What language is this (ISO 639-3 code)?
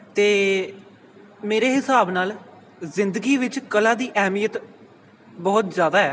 pan